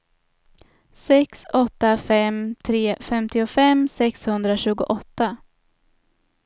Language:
Swedish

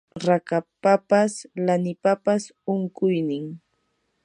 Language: Yanahuanca Pasco Quechua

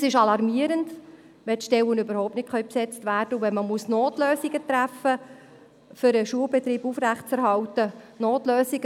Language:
Swiss German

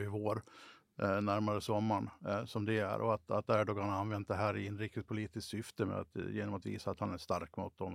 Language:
Swedish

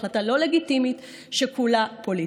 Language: Hebrew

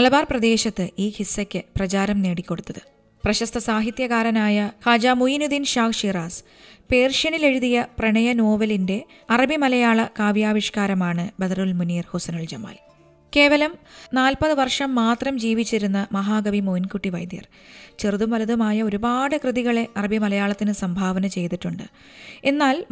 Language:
Malayalam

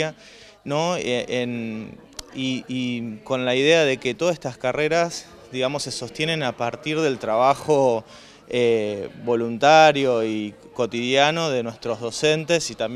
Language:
Spanish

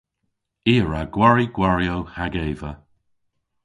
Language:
Cornish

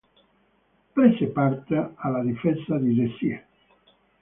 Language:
Italian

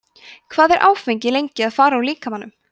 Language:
Icelandic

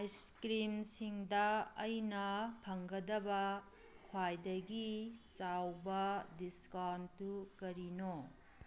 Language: Manipuri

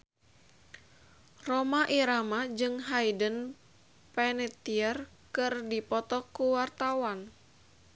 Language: Sundanese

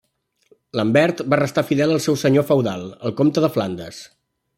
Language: Catalan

